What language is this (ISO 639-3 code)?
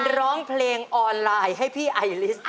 tha